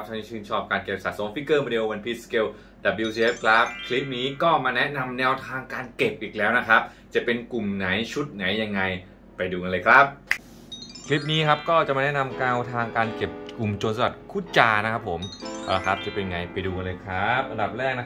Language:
Thai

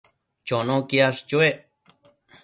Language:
Matsés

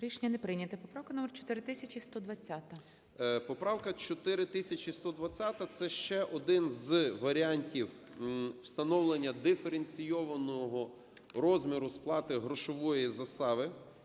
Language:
Ukrainian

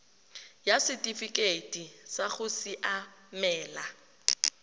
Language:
Tswana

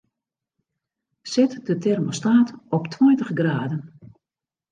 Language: Western Frisian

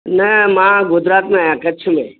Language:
Sindhi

